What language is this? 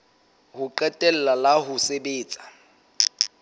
Southern Sotho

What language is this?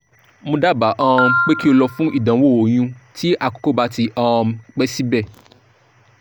Yoruba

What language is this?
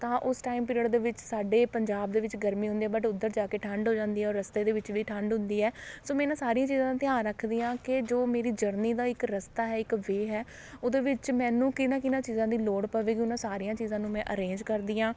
Punjabi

